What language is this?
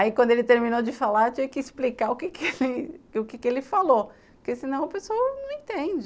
Portuguese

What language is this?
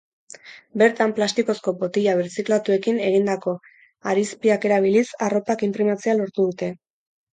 Basque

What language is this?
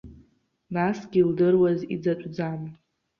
Abkhazian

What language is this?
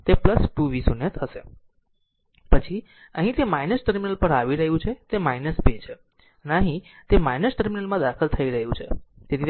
Gujarati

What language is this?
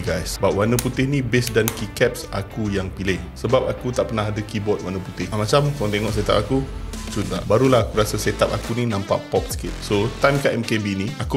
Malay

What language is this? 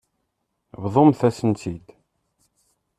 Kabyle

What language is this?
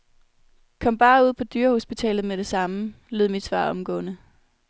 Danish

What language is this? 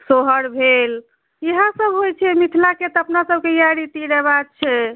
Maithili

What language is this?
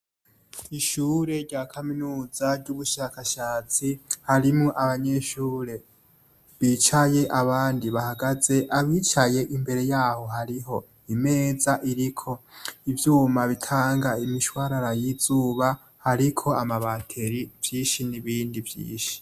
Rundi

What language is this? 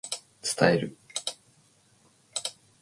Japanese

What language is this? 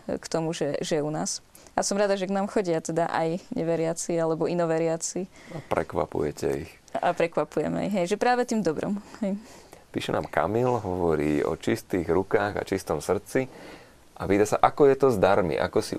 Slovak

